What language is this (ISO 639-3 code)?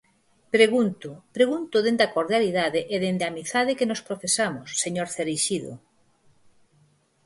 glg